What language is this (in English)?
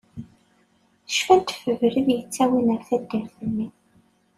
Kabyle